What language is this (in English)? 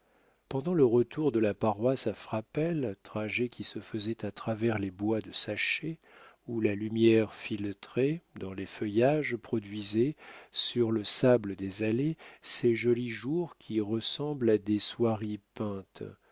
French